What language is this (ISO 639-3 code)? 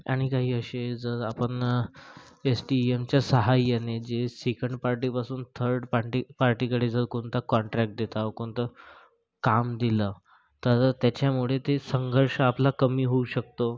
mar